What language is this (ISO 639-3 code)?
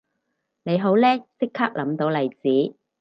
yue